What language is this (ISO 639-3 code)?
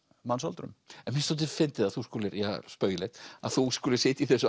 isl